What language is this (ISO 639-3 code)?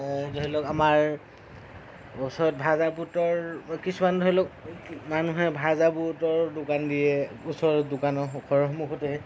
asm